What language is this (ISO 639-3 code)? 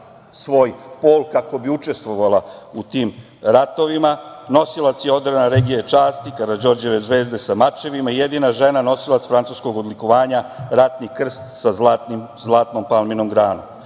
srp